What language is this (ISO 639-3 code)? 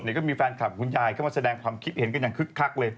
tha